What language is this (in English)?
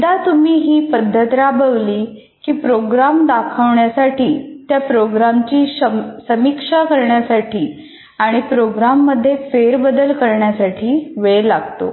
Marathi